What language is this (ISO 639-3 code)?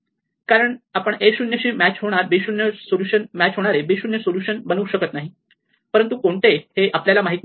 mar